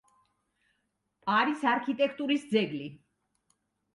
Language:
Georgian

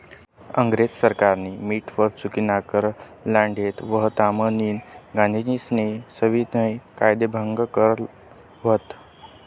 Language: Marathi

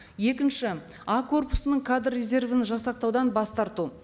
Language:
Kazakh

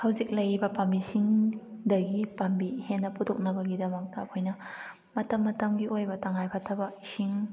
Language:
Manipuri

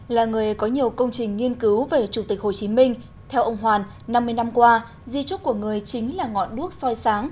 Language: Vietnamese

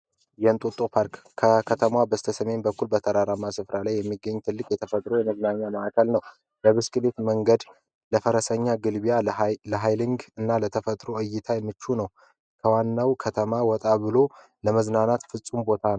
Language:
Amharic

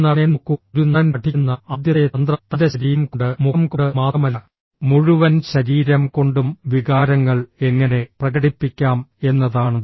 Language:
Malayalam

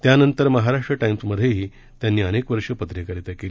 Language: Marathi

